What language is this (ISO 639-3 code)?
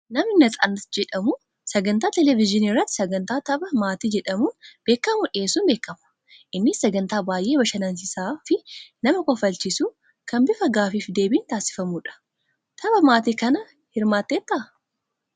orm